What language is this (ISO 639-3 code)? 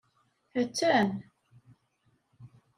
kab